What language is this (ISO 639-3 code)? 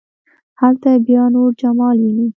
pus